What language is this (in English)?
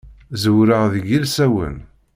Kabyle